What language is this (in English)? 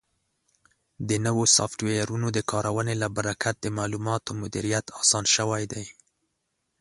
Pashto